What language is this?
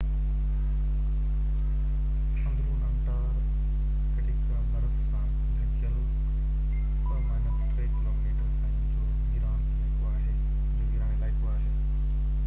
Sindhi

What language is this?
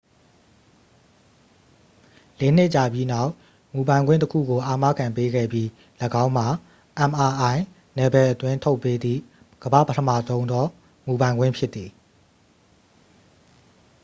Burmese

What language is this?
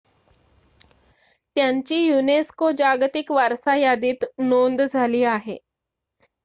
Marathi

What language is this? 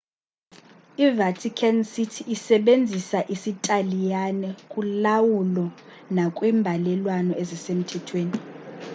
Xhosa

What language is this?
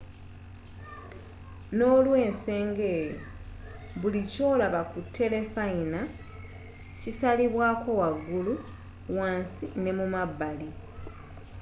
Ganda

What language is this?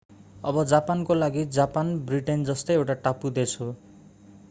Nepali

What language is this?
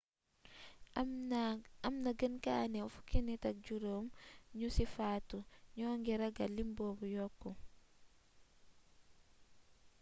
Wolof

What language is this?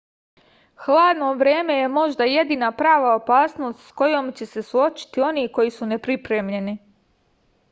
Serbian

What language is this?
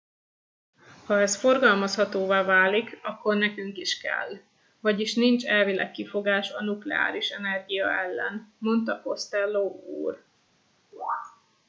Hungarian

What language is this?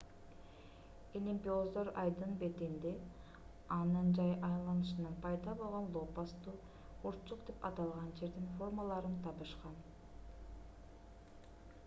Kyrgyz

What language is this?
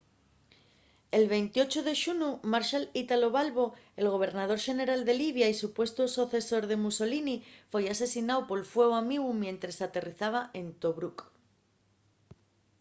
Asturian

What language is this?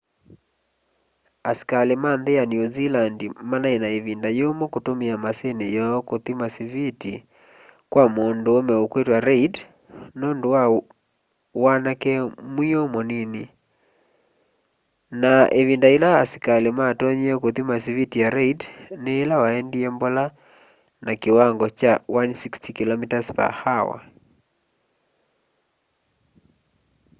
Kamba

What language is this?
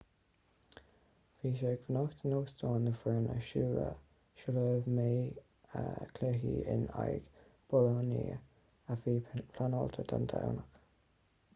Irish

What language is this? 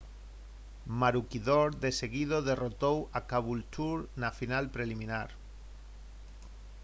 Galician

